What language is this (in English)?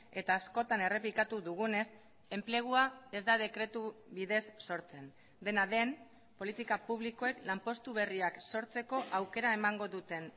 Basque